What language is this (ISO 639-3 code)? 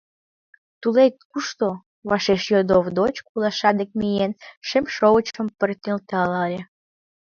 chm